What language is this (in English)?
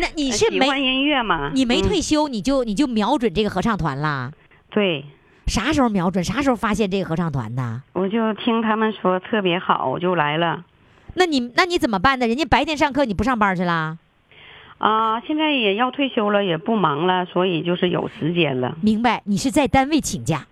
Chinese